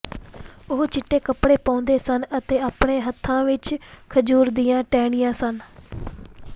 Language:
Punjabi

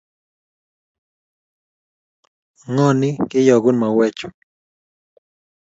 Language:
Kalenjin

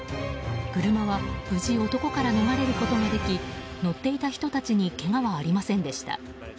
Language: Japanese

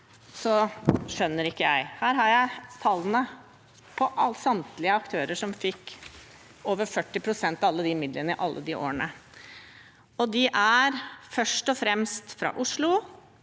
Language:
Norwegian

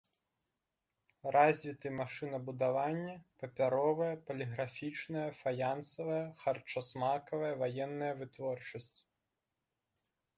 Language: Belarusian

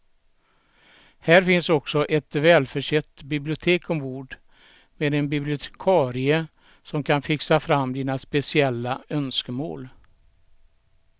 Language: Swedish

